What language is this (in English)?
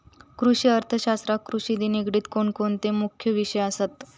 Marathi